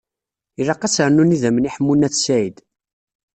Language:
Kabyle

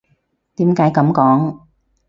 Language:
Cantonese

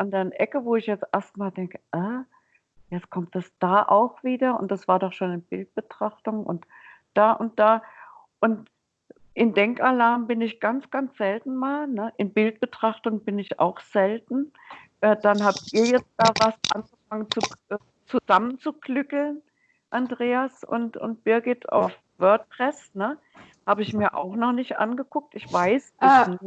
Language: German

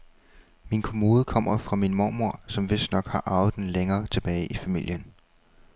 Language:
Danish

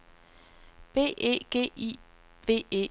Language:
Danish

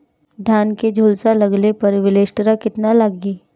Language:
Bhojpuri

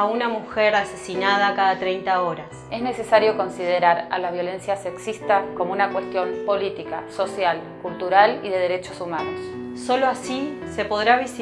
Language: Spanish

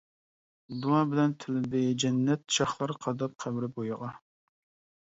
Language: Uyghur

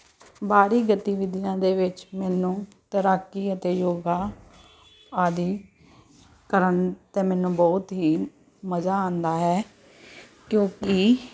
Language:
Punjabi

